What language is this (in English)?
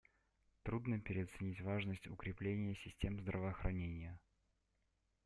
Russian